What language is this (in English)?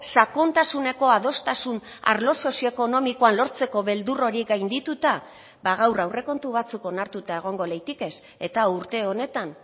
Basque